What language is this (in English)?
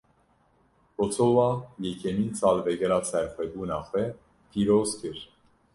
Kurdish